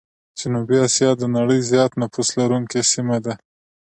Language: Pashto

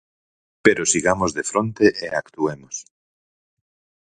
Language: Galician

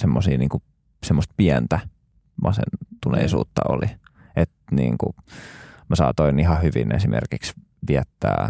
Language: Finnish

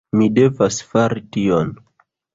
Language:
Esperanto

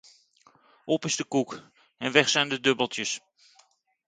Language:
Dutch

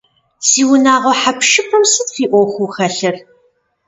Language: Kabardian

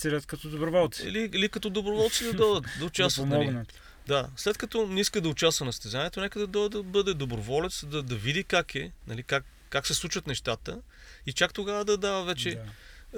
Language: Bulgarian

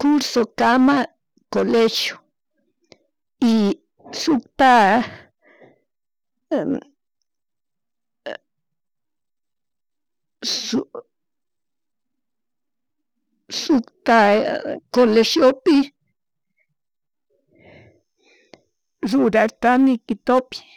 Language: Chimborazo Highland Quichua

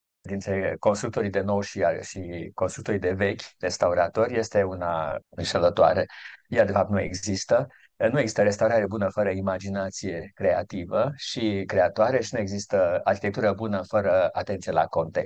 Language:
Romanian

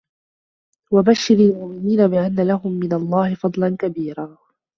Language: Arabic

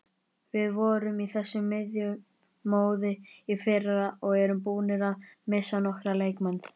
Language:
Icelandic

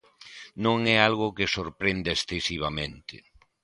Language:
Galician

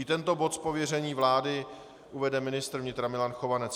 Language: Czech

